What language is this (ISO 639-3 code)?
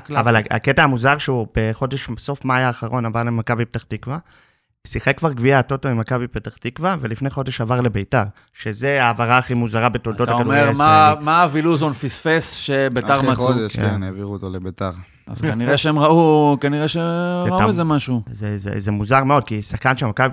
heb